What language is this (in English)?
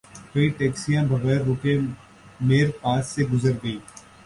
Urdu